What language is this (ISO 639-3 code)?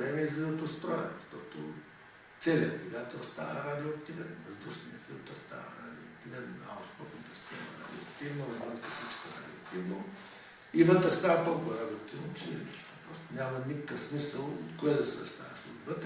por